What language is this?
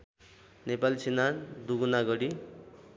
Nepali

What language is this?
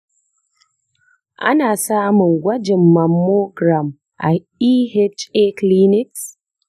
Hausa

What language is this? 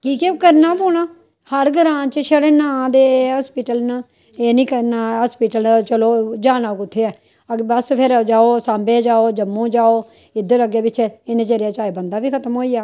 Dogri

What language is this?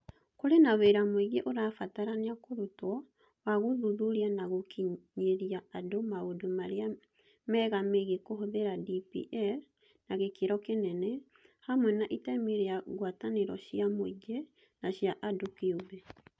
Kikuyu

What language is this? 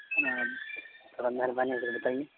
Urdu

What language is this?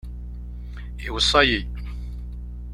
Kabyle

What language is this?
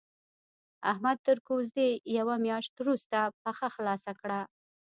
Pashto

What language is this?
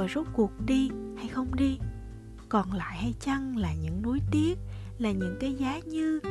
Vietnamese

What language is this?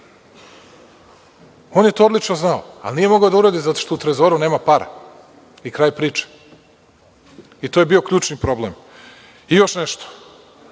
Serbian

